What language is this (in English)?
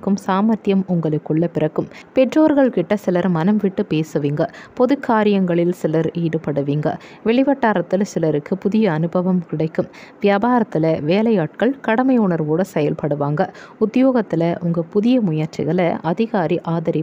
Turkish